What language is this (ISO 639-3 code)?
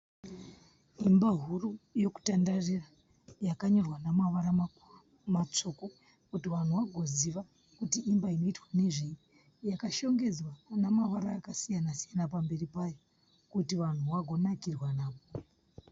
sna